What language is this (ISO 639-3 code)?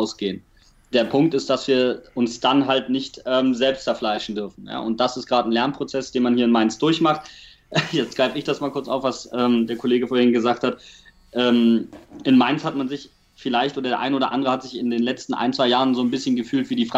deu